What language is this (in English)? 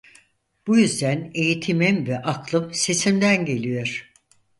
Turkish